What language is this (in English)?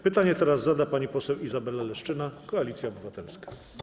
Polish